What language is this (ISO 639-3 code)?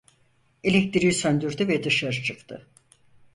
tur